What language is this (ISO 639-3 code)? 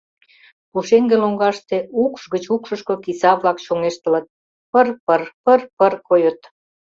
chm